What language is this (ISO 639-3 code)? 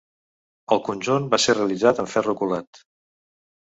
cat